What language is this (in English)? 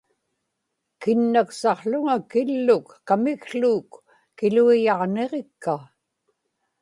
Inupiaq